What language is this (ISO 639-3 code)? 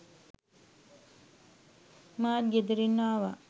sin